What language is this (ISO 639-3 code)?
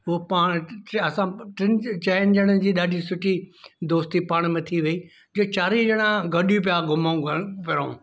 snd